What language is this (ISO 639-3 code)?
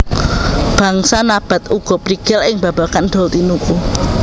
jav